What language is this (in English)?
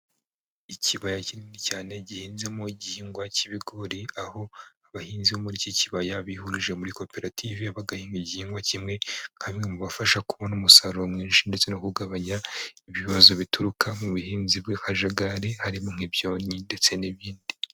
Kinyarwanda